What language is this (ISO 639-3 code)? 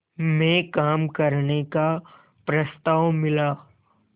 hin